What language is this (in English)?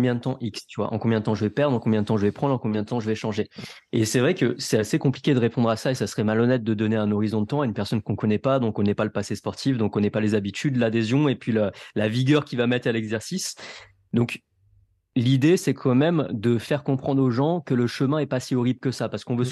French